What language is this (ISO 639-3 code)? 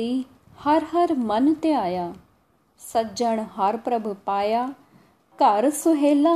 hin